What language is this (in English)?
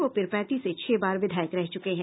Hindi